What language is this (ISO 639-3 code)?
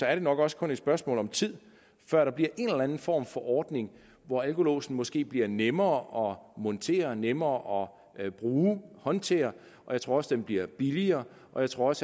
dan